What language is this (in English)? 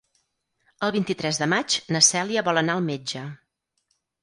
Catalan